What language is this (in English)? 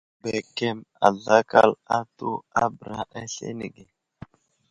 Wuzlam